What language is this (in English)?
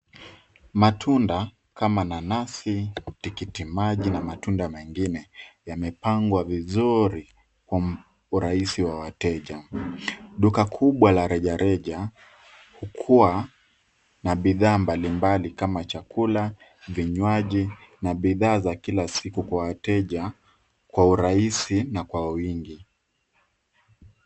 Swahili